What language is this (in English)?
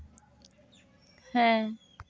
Santali